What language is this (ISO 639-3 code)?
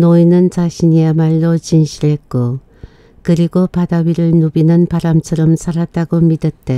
kor